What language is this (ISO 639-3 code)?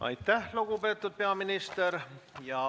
est